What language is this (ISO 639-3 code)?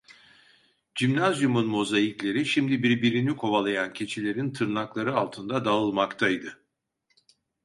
tur